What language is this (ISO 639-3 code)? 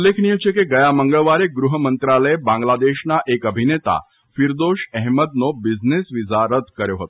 guj